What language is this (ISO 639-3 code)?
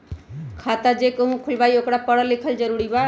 mag